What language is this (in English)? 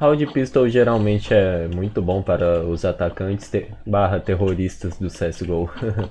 Portuguese